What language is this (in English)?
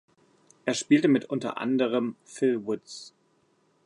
German